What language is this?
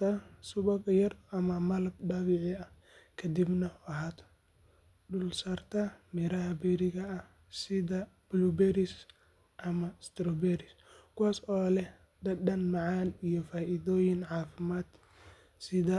Somali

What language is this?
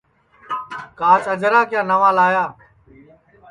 Sansi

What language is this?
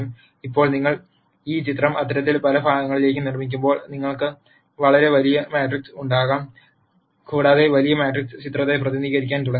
Malayalam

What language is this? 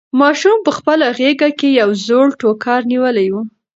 Pashto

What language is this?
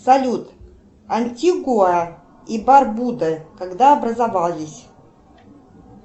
Russian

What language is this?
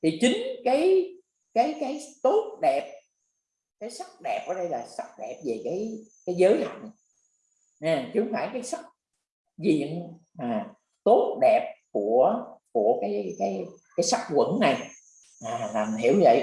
Vietnamese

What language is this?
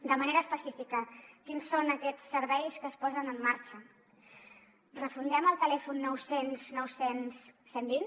Catalan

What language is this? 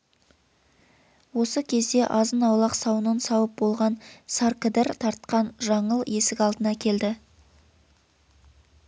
Kazakh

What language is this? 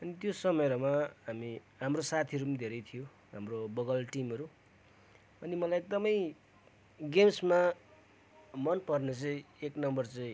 Nepali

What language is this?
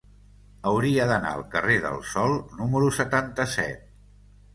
Catalan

